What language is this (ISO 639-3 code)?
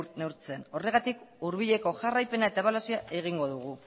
eus